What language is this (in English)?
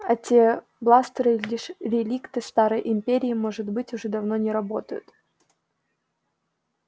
Russian